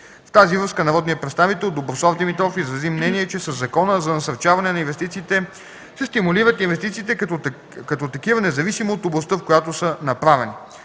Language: Bulgarian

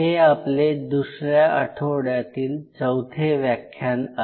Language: Marathi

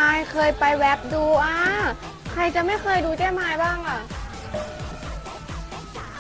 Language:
Thai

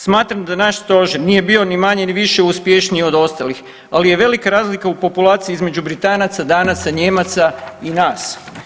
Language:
Croatian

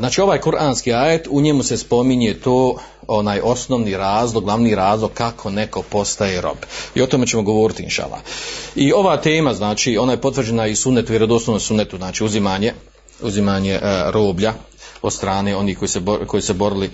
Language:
Croatian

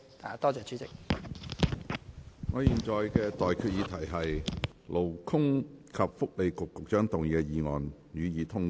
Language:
Cantonese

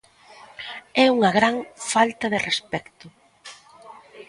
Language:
Galician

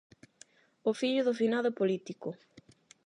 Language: Galician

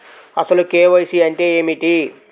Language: Telugu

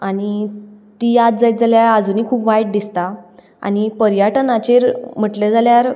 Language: Konkani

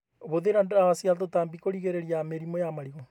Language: Kikuyu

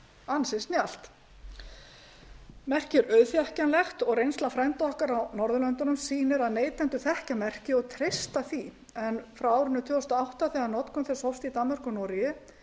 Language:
Icelandic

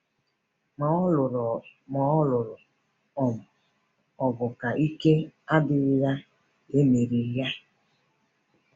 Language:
Igbo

